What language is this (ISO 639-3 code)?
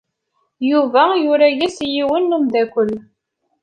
kab